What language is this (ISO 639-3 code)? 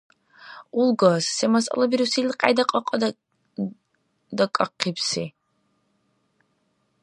dar